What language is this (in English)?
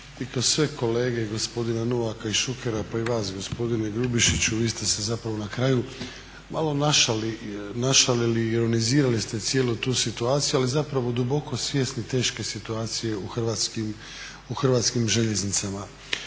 Croatian